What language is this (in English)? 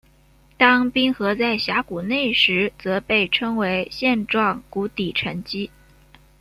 Chinese